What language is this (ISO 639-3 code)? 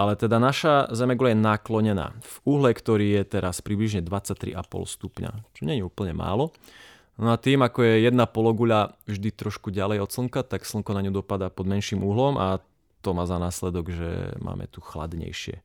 slk